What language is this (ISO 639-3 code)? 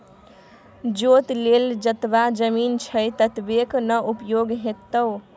mai